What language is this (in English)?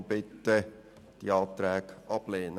Swiss German